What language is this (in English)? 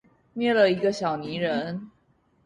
Chinese